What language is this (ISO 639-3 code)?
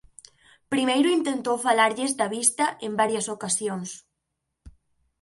glg